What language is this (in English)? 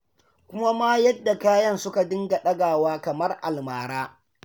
Hausa